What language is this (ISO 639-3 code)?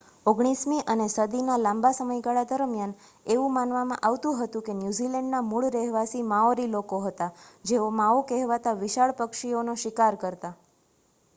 guj